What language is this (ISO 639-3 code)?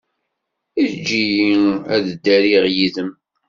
kab